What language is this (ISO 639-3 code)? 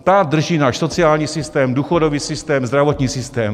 ces